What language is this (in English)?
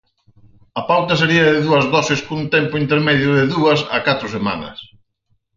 Galician